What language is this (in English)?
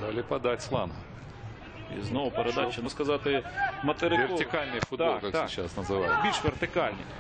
Russian